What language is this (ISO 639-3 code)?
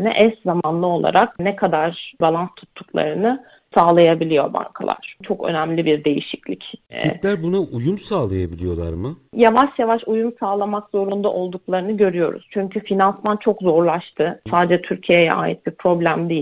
tur